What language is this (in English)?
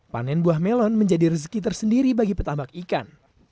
Indonesian